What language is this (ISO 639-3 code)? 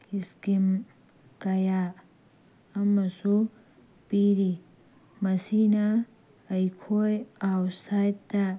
mni